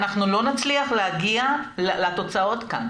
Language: Hebrew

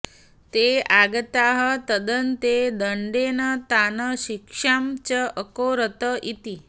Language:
Sanskrit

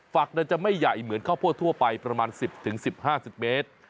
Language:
Thai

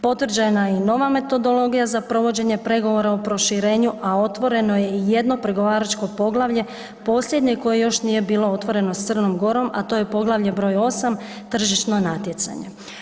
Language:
Croatian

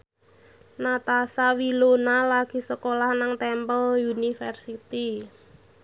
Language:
Javanese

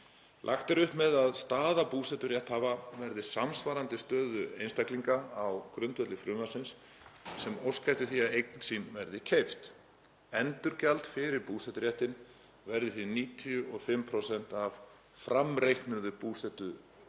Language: Icelandic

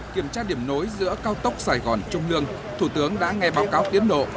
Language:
Vietnamese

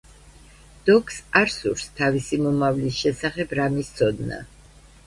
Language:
Georgian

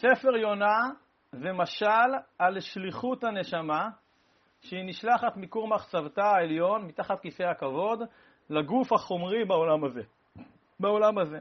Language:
Hebrew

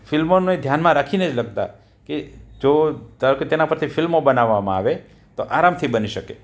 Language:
Gujarati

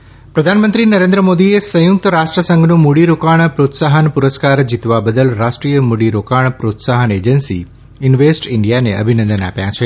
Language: Gujarati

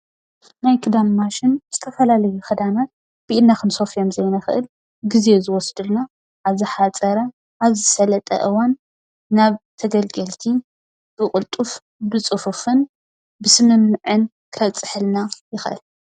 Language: Tigrinya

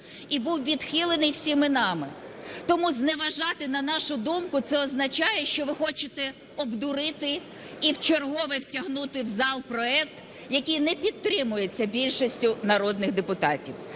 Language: Ukrainian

